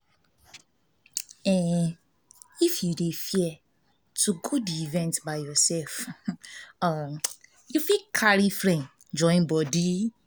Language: Nigerian Pidgin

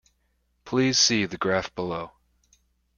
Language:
English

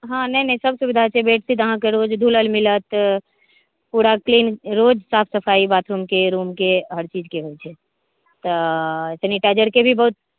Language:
Maithili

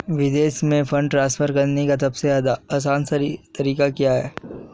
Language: Hindi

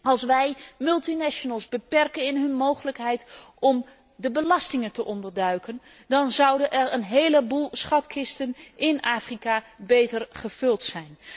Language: Dutch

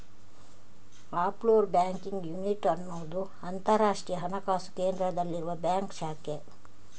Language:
Kannada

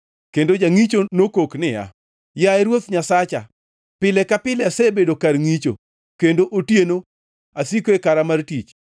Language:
Luo (Kenya and Tanzania)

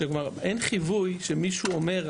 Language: Hebrew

